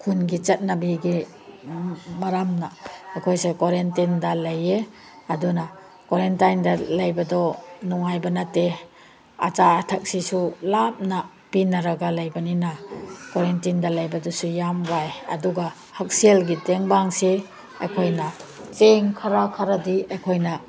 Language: Manipuri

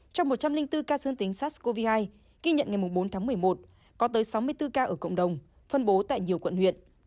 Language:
Vietnamese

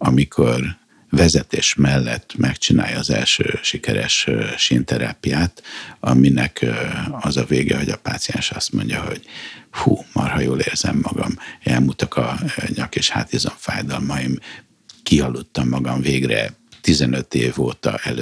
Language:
Hungarian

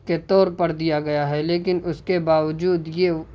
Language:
Urdu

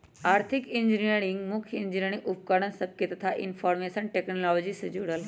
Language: Magahi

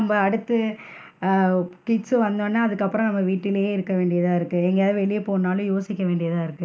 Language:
Tamil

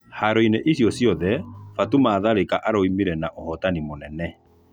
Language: Kikuyu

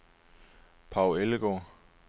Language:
Danish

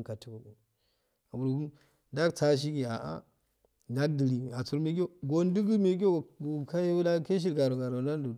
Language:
Afade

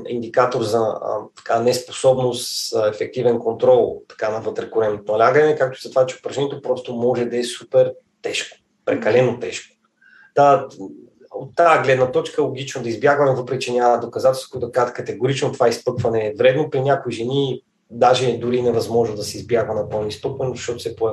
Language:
Bulgarian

